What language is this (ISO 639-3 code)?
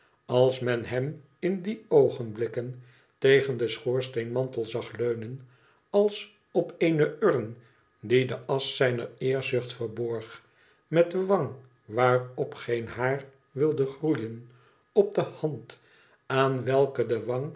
nld